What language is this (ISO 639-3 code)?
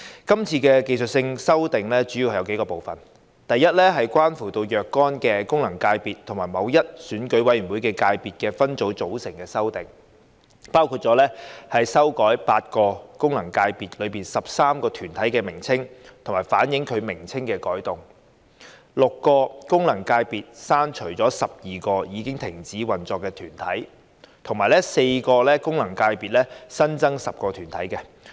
yue